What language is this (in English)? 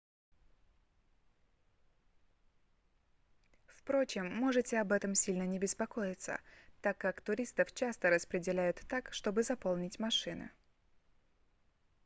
Russian